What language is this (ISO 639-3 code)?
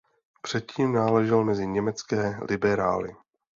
ces